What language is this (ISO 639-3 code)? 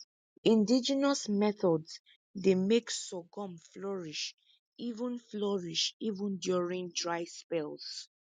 pcm